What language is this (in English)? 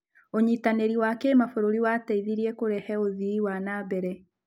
Kikuyu